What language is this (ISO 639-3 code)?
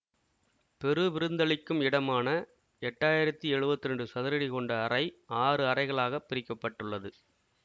tam